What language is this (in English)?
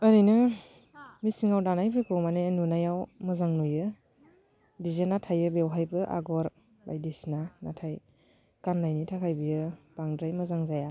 Bodo